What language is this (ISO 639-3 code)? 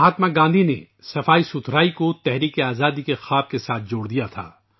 urd